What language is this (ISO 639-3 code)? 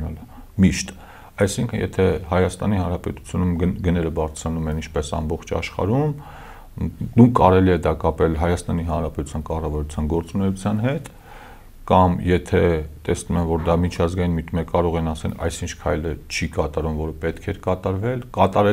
ron